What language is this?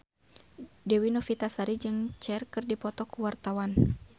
Sundanese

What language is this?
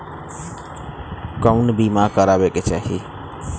Bhojpuri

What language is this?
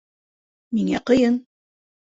Bashkir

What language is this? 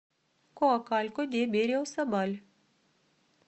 Russian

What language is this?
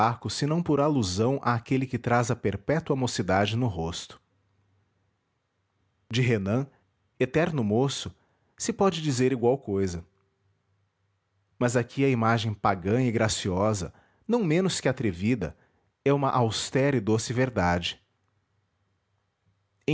Portuguese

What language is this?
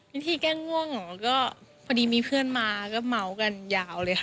Thai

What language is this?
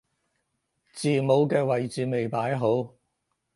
Cantonese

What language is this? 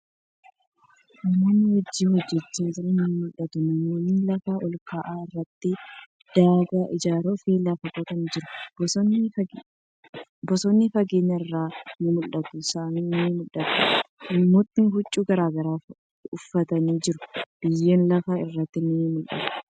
Oromo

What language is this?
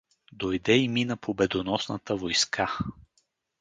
Bulgarian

